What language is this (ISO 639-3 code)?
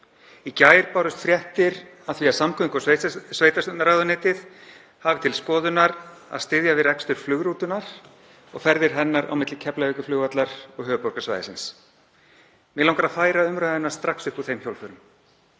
isl